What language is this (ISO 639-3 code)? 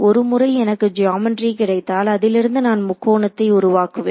tam